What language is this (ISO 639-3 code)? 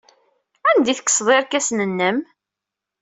kab